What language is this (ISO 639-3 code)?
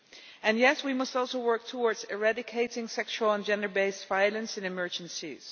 eng